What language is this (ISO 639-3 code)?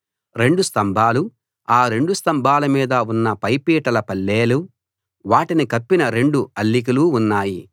tel